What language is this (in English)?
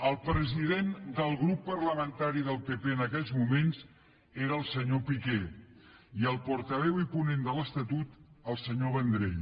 Catalan